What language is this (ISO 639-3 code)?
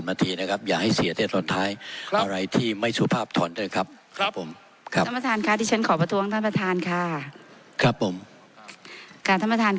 tha